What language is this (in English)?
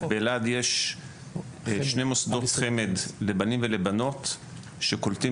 Hebrew